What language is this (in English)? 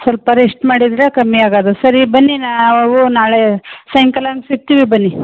Kannada